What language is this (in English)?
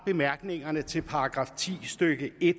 Danish